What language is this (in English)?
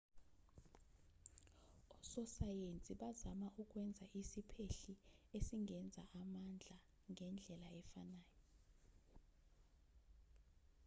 Zulu